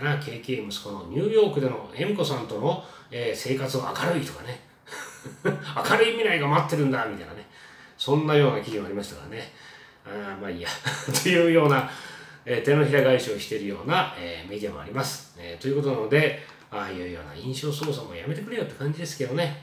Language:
Japanese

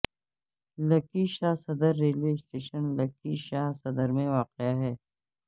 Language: Urdu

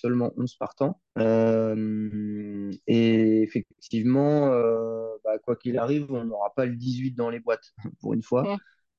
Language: French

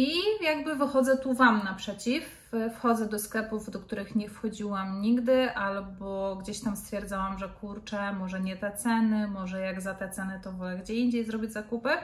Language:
Polish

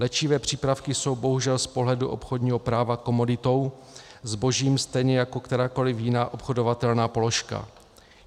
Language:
Czech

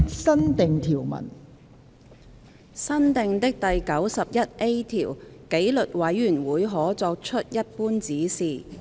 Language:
Cantonese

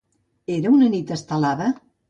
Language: Catalan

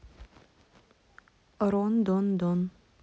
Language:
Russian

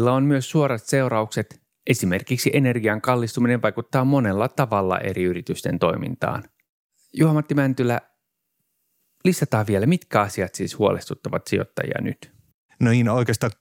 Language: Finnish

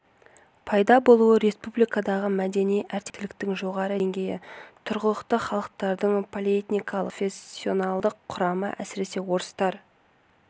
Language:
Kazakh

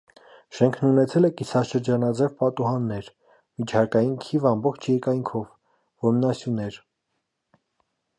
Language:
Armenian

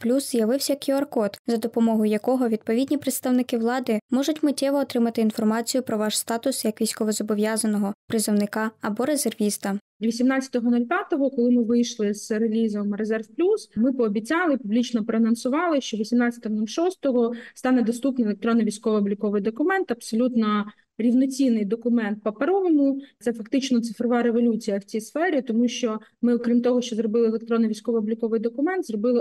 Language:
Ukrainian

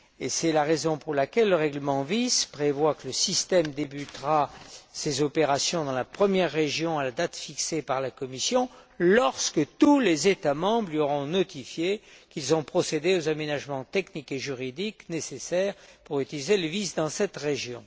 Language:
French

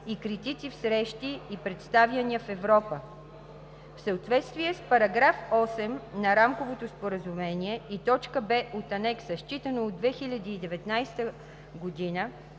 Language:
Bulgarian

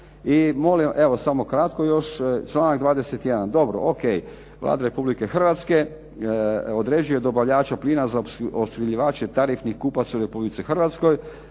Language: Croatian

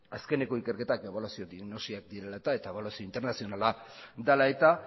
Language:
Basque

